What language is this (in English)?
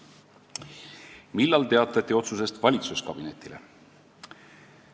Estonian